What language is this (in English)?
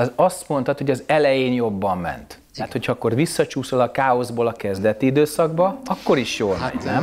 Hungarian